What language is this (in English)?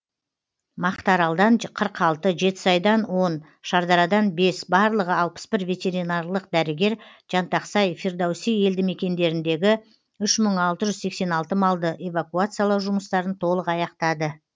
Kazakh